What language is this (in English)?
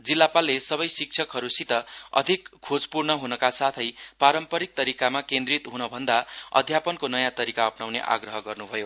Nepali